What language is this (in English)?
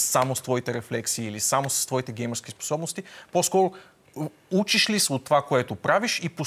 Bulgarian